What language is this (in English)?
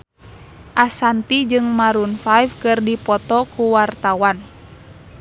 Sundanese